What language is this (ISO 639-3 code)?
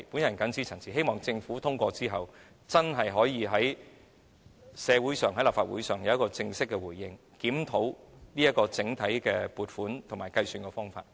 yue